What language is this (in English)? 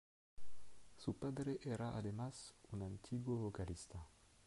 Spanish